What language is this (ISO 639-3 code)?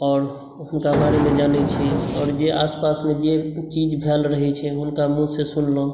mai